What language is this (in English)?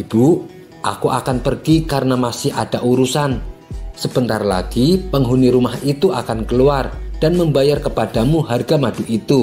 Indonesian